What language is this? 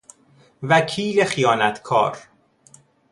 Persian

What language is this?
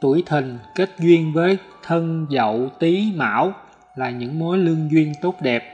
Vietnamese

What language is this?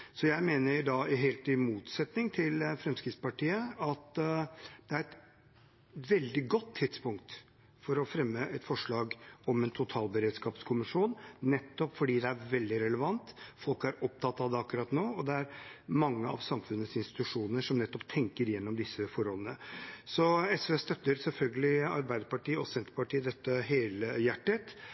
Norwegian Bokmål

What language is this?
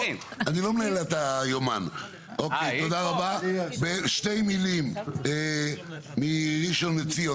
Hebrew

